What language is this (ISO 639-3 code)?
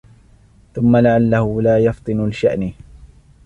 ara